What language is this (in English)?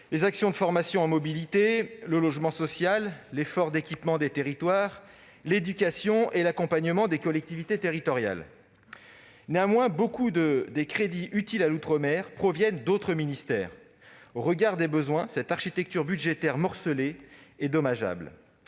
French